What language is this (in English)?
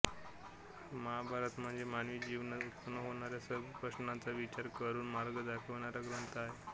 Marathi